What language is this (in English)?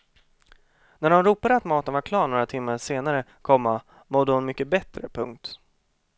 Swedish